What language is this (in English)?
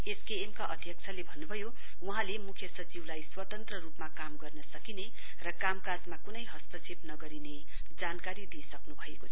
Nepali